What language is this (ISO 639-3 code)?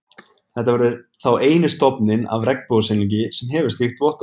isl